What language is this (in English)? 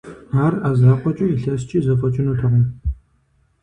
Kabardian